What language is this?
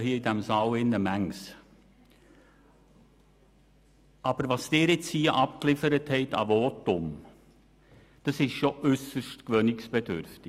Swiss German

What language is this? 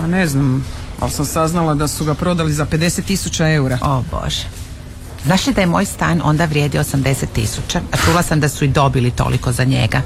Croatian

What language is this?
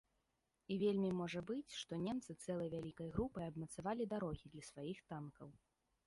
Belarusian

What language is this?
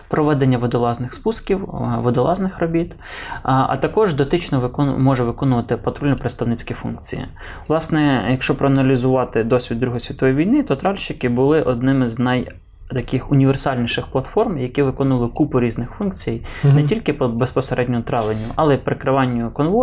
Ukrainian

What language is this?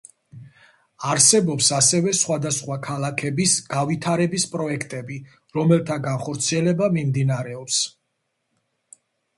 Georgian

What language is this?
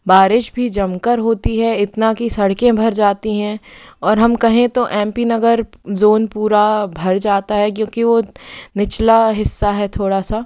Hindi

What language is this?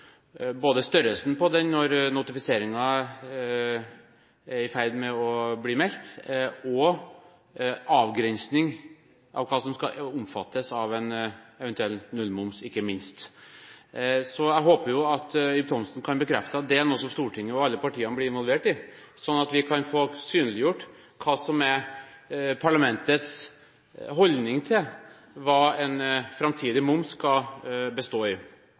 Norwegian Bokmål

